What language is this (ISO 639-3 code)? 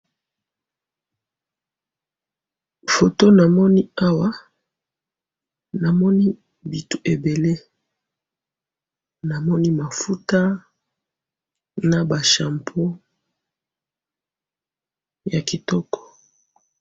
lin